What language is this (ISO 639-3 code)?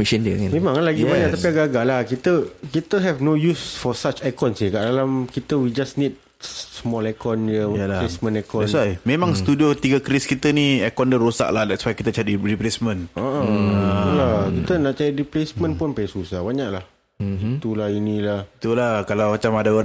msa